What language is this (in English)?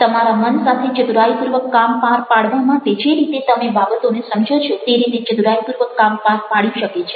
Gujarati